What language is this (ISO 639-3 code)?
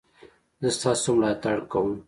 pus